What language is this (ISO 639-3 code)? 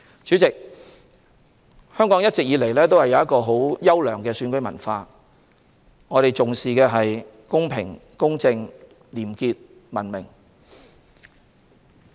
yue